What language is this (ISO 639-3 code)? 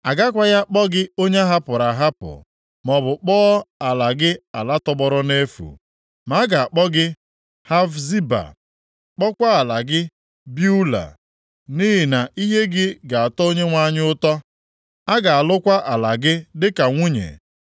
ibo